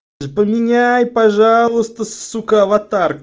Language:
Russian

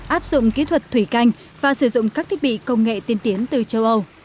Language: Vietnamese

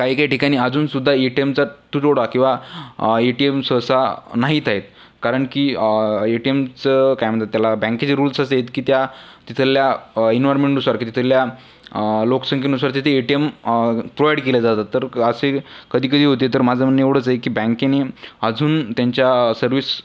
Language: Marathi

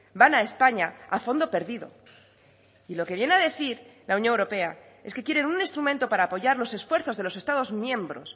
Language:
Spanish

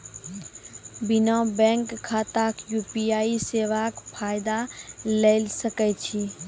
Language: Maithili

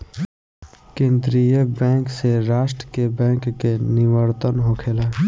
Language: Bhojpuri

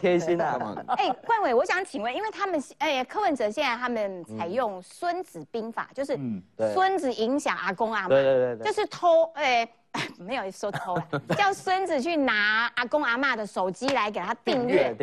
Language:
Chinese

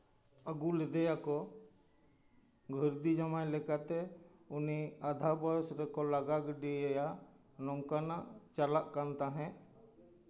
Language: Santali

